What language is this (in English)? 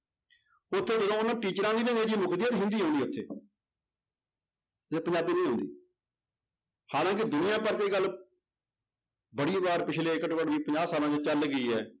Punjabi